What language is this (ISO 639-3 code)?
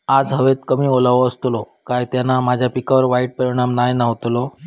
mar